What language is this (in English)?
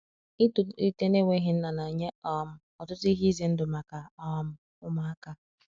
Igbo